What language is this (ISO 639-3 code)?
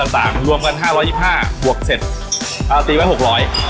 tha